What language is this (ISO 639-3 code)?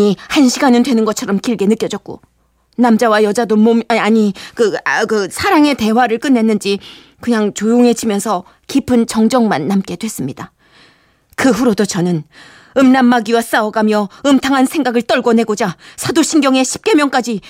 kor